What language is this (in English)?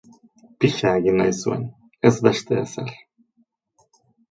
Basque